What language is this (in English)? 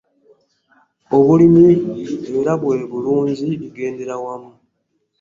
Ganda